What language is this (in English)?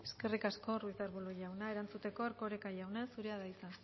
Basque